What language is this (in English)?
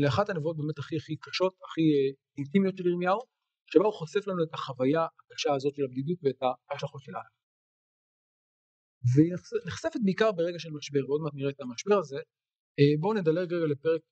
Hebrew